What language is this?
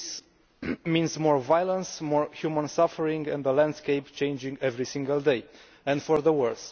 English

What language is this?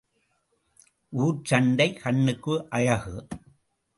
Tamil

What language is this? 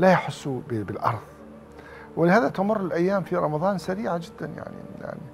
Arabic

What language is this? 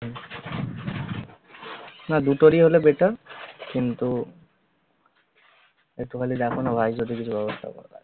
Bangla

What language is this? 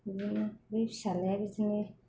Bodo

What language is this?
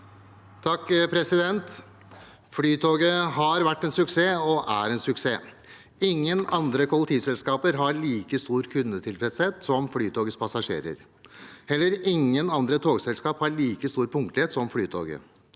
Norwegian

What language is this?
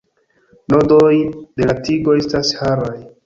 Esperanto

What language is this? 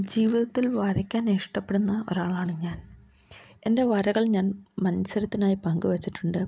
Malayalam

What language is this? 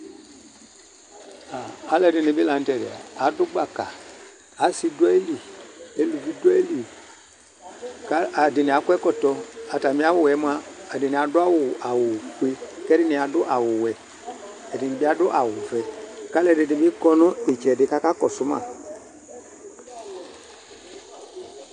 Ikposo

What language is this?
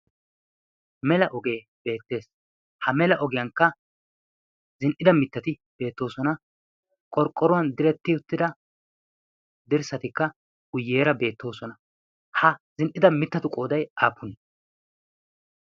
Wolaytta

